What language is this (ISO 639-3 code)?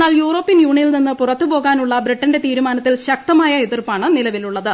mal